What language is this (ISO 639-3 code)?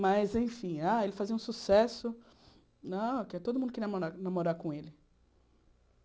por